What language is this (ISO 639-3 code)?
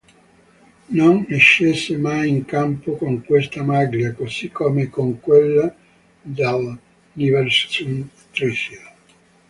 ita